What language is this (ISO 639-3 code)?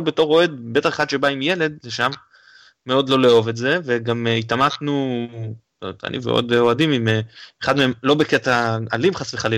heb